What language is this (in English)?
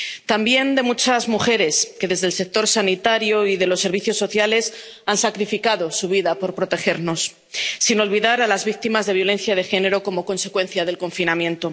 Spanish